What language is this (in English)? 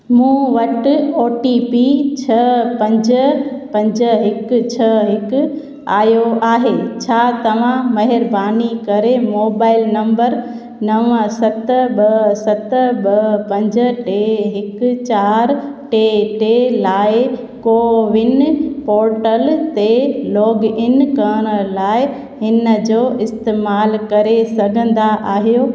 Sindhi